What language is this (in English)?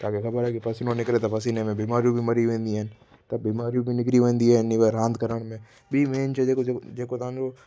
Sindhi